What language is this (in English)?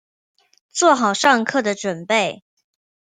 Chinese